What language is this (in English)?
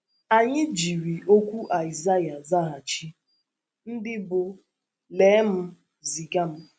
Igbo